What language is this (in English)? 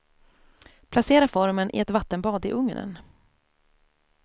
Swedish